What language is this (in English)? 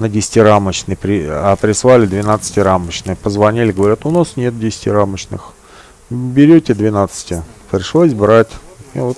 Russian